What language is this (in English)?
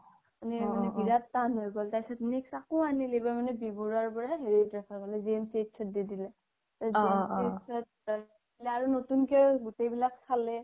Assamese